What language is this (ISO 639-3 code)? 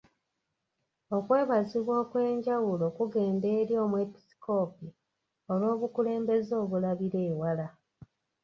lug